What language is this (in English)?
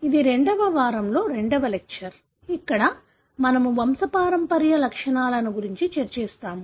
Telugu